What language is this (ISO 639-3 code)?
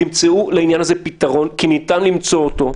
heb